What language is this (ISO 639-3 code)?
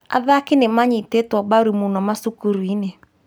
kik